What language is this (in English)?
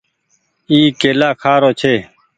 Goaria